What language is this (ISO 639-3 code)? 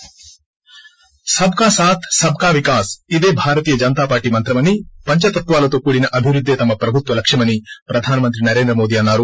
tel